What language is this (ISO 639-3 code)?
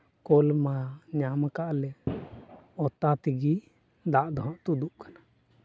sat